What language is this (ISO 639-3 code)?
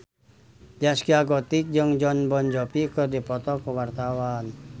sun